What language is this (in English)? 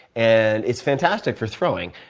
English